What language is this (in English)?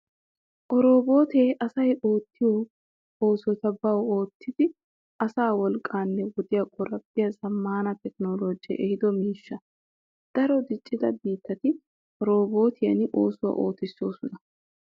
Wolaytta